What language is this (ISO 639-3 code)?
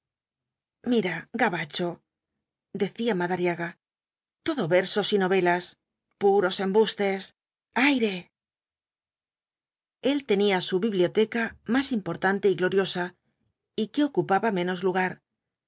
spa